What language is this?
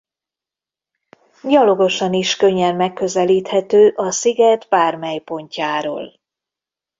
Hungarian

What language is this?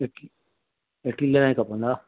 Sindhi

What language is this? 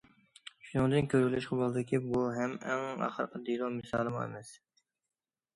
Uyghur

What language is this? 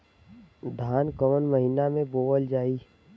Bhojpuri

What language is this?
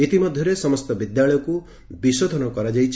Odia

